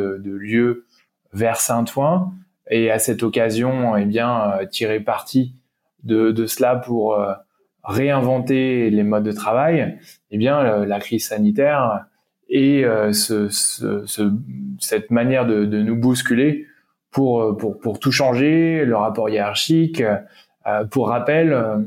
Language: French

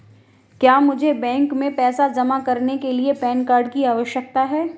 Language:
Hindi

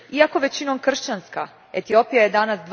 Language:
Croatian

